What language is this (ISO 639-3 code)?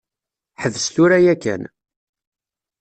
kab